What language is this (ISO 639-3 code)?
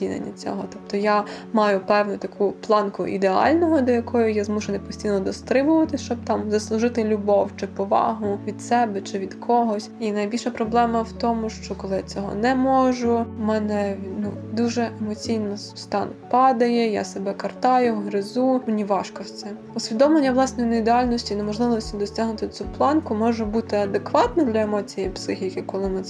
ukr